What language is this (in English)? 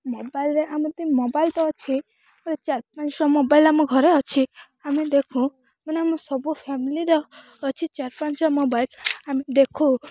Odia